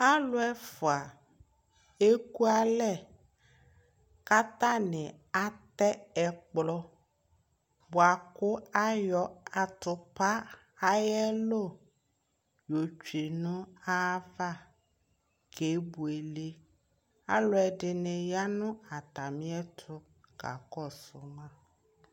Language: Ikposo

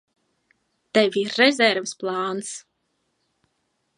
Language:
Latvian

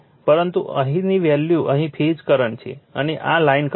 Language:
Gujarati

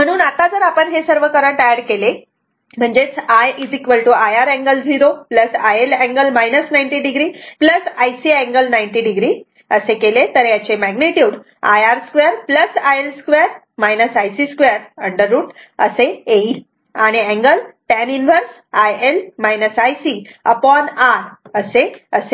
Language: Marathi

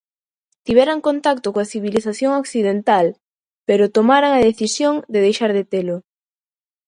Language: Galician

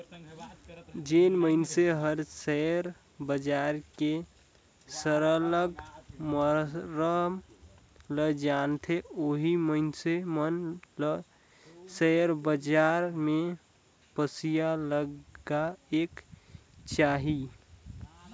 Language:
Chhattisgarhi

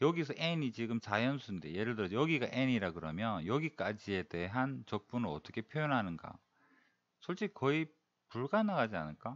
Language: Korean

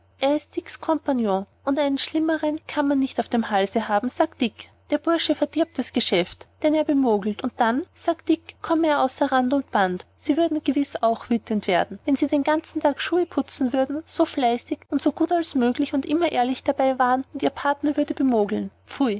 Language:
German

